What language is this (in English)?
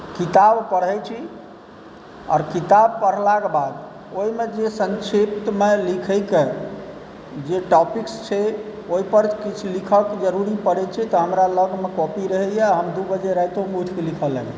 Maithili